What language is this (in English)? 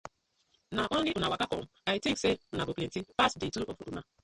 Nigerian Pidgin